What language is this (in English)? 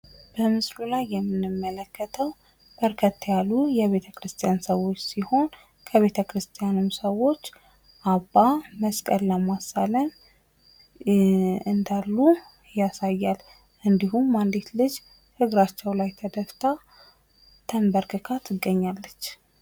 Amharic